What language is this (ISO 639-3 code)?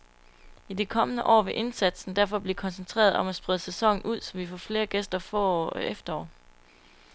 dan